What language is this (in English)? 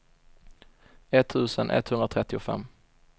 Swedish